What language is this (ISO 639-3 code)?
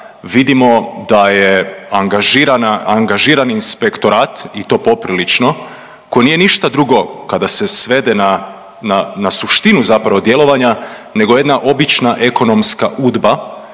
hrv